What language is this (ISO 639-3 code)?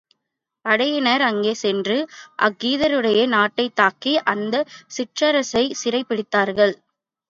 tam